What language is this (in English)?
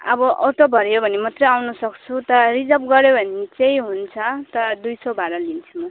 Nepali